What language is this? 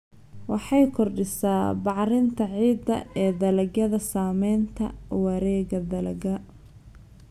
Somali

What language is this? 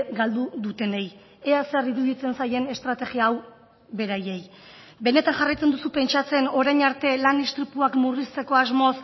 Basque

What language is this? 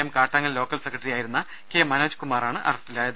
Malayalam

